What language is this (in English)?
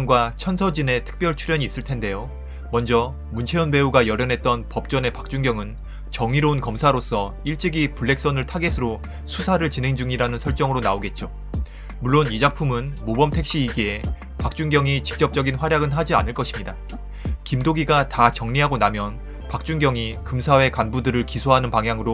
Korean